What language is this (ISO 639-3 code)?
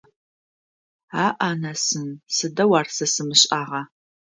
ady